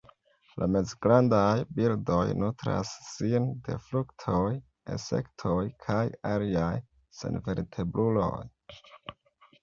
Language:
Esperanto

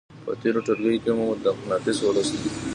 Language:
Pashto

